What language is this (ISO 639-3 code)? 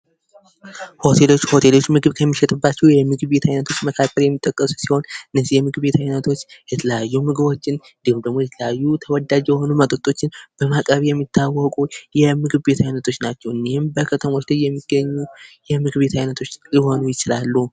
amh